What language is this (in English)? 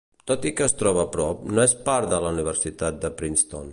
Catalan